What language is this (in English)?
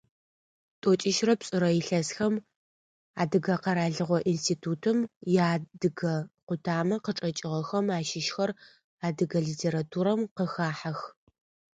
Adyghe